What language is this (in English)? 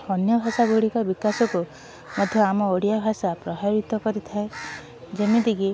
Odia